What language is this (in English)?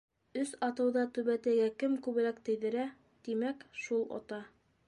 Bashkir